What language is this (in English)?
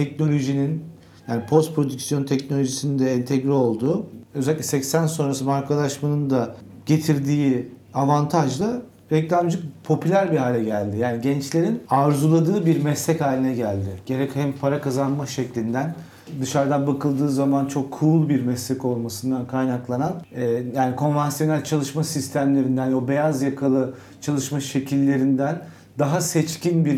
Turkish